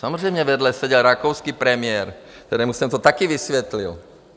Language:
Czech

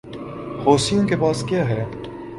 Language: Urdu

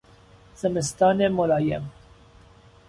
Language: Persian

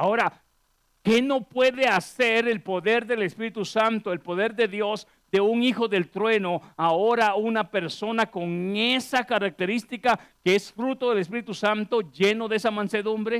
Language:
Spanish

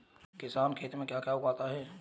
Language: Hindi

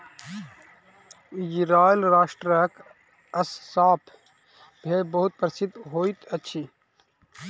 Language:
Maithili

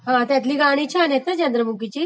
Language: Marathi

